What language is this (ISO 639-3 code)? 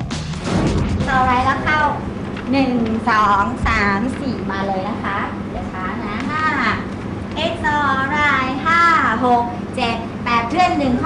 tha